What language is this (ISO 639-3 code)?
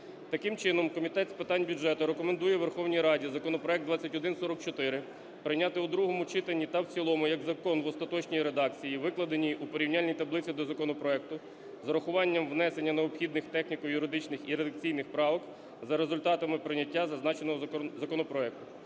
ukr